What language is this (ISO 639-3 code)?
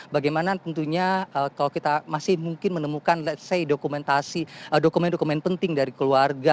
ind